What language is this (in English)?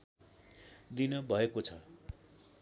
Nepali